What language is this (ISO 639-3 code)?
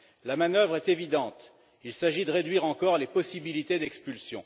fra